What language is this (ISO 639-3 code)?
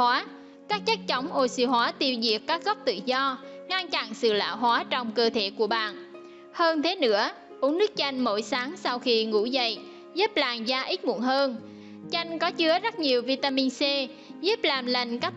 vie